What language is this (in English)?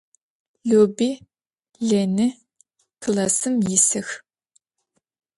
Adyghe